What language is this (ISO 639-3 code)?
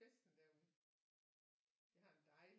dan